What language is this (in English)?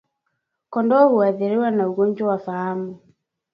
Swahili